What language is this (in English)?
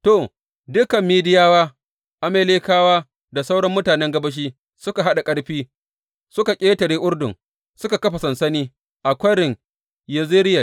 Hausa